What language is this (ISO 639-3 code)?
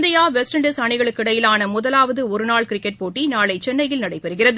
tam